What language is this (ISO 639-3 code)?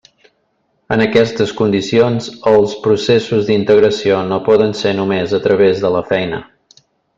cat